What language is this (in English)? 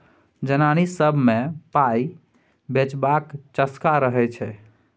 Maithili